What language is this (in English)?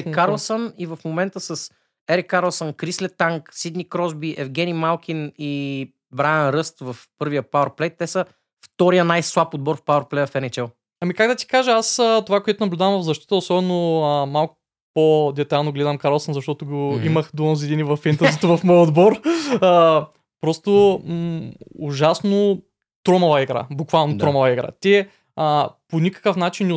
Bulgarian